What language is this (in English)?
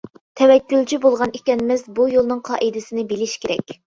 Uyghur